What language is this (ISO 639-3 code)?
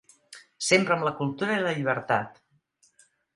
cat